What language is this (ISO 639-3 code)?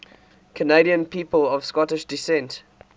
eng